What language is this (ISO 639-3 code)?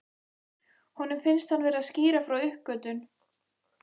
isl